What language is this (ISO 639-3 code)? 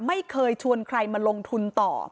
tha